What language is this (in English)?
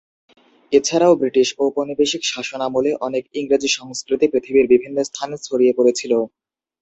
Bangla